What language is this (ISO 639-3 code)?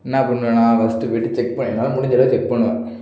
tam